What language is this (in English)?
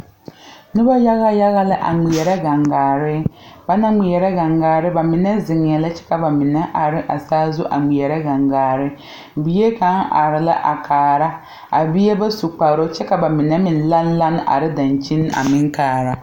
Southern Dagaare